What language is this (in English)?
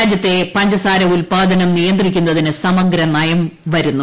Malayalam